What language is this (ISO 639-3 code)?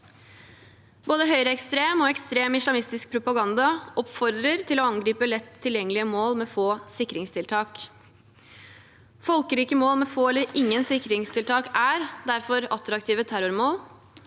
nor